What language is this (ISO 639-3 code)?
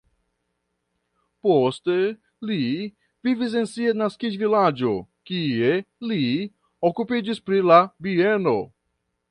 epo